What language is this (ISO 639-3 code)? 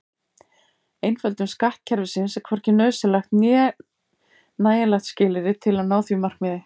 isl